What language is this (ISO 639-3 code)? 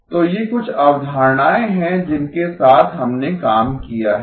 hin